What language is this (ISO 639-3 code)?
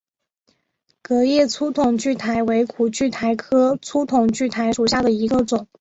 zho